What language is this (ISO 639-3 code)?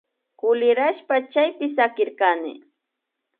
qvi